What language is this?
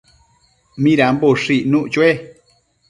Matsés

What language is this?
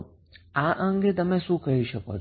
Gujarati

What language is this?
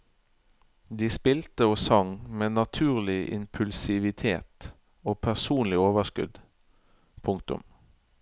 Norwegian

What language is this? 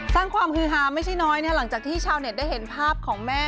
Thai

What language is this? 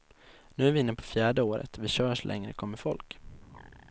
Swedish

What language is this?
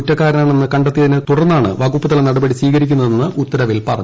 Malayalam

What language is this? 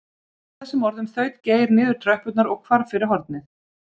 Icelandic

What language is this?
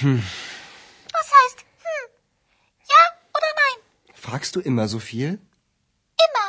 Bulgarian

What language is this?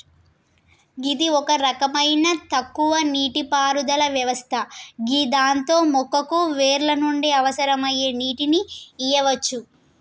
Telugu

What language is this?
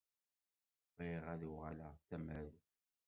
Kabyle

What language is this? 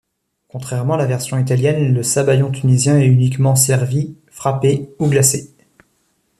French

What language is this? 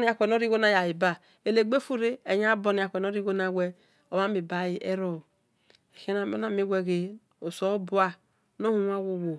Esan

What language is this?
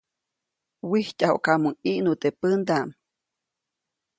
Copainalá Zoque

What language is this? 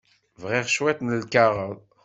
Kabyle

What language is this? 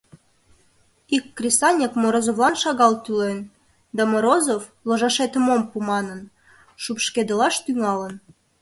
Mari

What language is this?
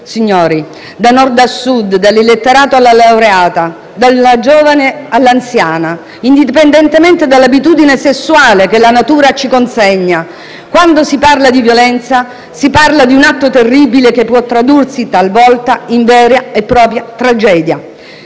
Italian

